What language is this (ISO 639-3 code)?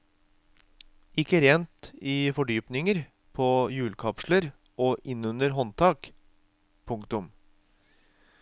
nor